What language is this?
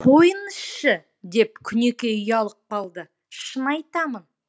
Kazakh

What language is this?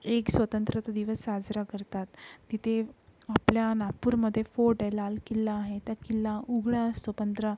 Marathi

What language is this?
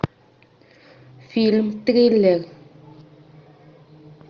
Russian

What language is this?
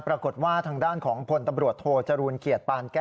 Thai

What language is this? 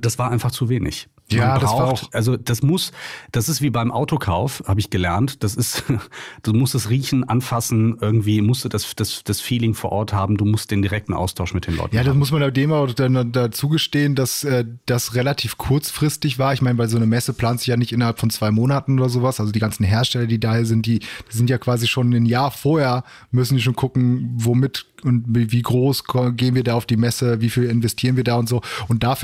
German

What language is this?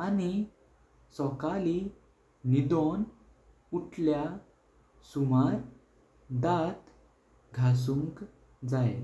Konkani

